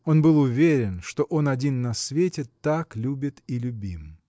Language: Russian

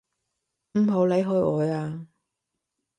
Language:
Cantonese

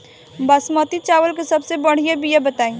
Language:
Bhojpuri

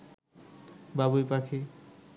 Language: Bangla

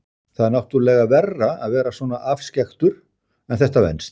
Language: Icelandic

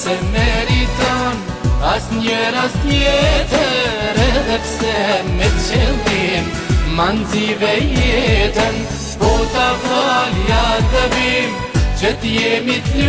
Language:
Greek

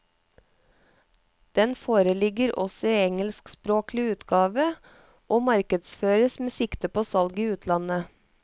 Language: Norwegian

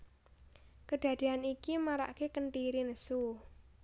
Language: Javanese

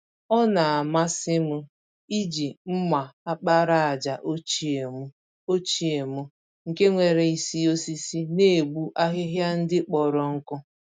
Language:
Igbo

